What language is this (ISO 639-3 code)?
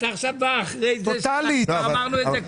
heb